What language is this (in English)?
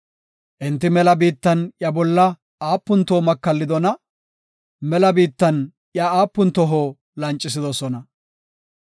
Gofa